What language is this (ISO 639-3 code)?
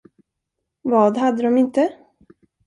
swe